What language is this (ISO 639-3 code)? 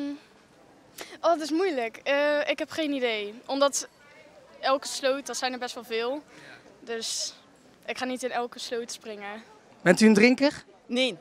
nld